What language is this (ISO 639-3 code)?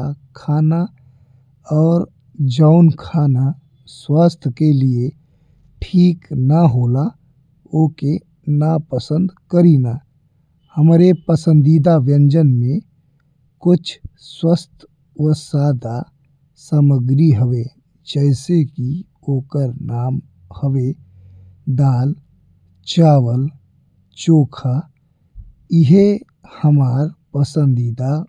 bho